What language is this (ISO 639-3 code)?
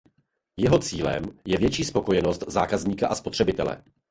ces